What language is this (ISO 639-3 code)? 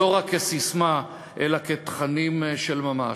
heb